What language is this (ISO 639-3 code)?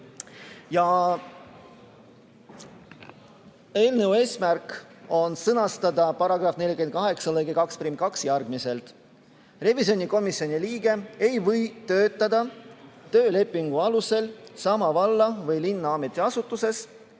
est